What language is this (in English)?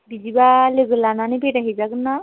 Bodo